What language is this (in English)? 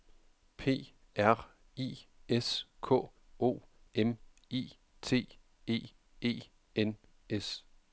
Danish